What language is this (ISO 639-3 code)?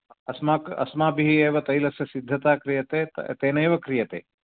san